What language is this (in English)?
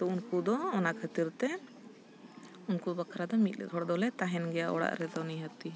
Santali